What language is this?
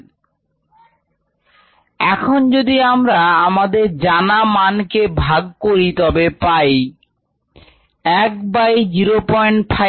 Bangla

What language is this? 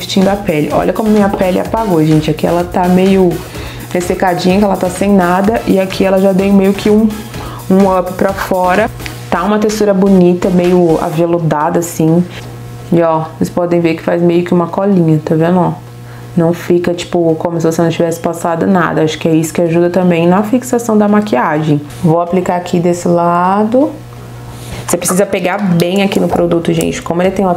Portuguese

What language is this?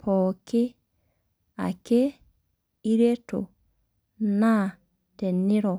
Masai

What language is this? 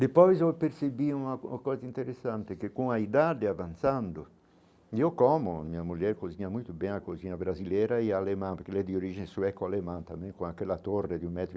Portuguese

